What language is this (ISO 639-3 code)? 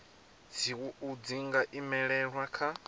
ven